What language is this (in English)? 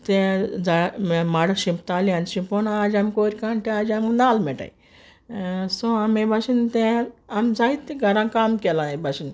Konkani